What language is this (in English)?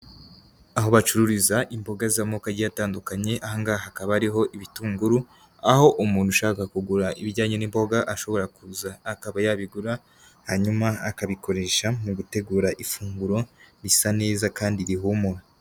Kinyarwanda